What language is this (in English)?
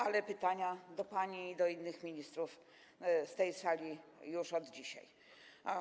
Polish